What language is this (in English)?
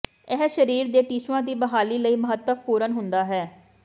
Punjabi